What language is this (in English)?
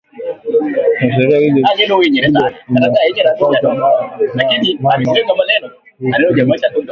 Swahili